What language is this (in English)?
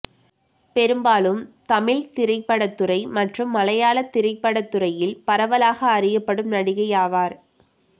Tamil